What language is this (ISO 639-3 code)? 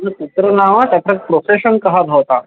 san